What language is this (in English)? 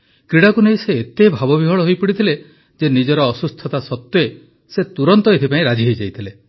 Odia